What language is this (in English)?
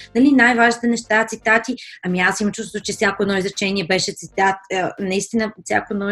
Bulgarian